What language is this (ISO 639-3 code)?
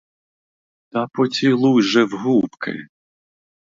ukr